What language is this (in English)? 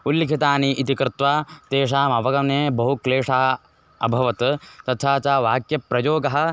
Sanskrit